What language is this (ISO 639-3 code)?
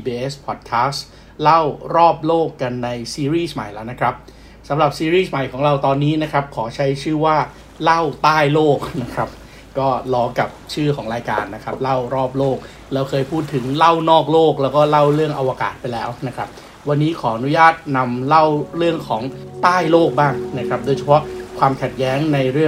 tha